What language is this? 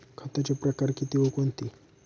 Marathi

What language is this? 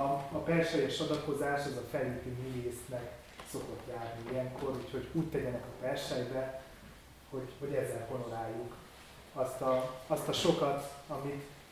Hungarian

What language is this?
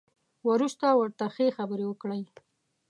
Pashto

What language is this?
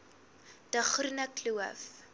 Afrikaans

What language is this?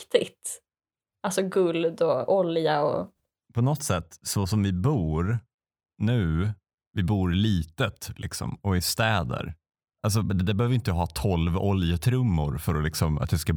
Swedish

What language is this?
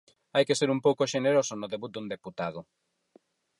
Galician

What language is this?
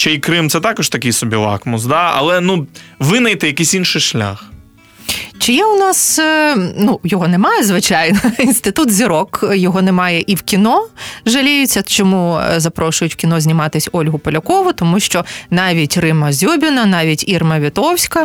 Ukrainian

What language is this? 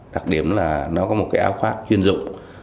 Vietnamese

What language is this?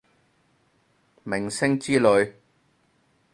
Cantonese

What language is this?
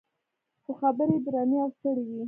Pashto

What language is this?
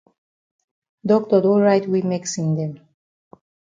Cameroon Pidgin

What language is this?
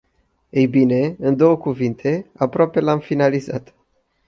Romanian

